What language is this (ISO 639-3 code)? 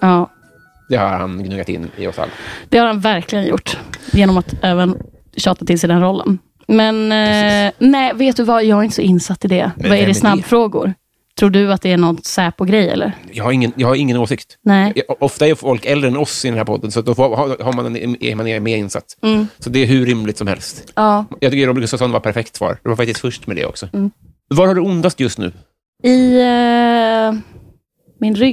swe